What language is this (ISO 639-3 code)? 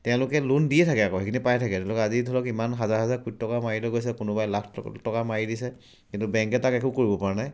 asm